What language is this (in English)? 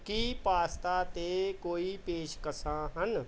Punjabi